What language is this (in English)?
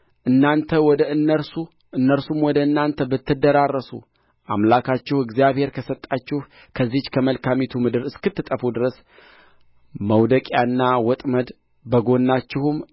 Amharic